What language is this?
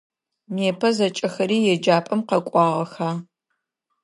Adyghe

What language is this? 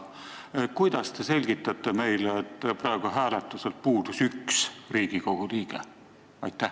Estonian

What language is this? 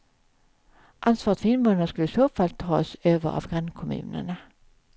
Swedish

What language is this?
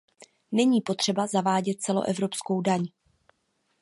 Czech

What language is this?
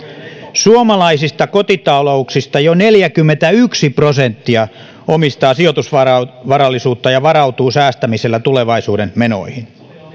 Finnish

